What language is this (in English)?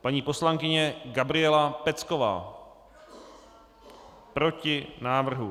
Czech